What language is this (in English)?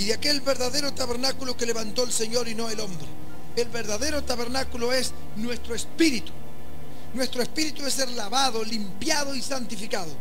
Spanish